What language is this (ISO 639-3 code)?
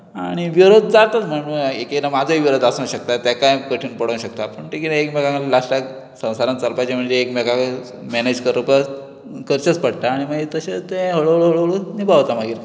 kok